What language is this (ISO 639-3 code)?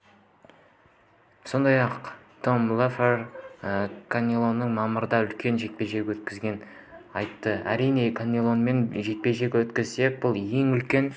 kaz